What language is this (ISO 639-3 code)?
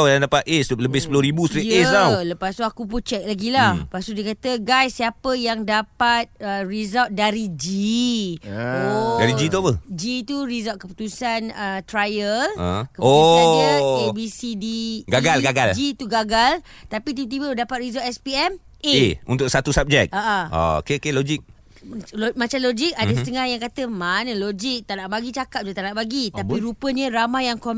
msa